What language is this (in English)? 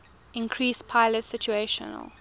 English